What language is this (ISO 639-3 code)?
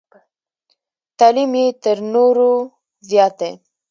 pus